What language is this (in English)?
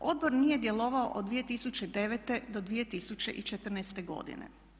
Croatian